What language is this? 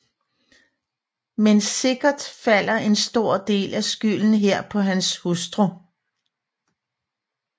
Danish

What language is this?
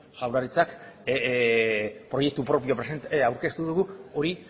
Basque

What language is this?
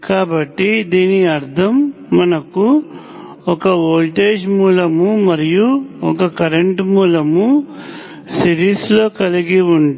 Telugu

